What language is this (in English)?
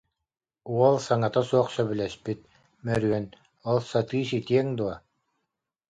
Yakut